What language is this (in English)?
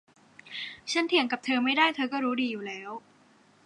Thai